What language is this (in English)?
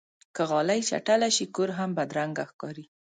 Pashto